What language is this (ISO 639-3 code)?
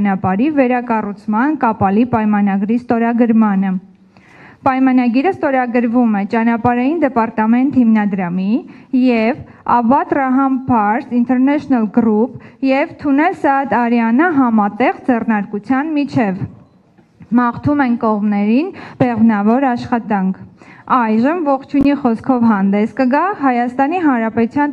fas